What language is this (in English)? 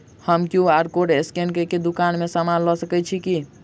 Maithili